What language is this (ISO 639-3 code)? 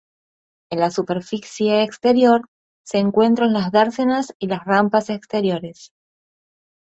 spa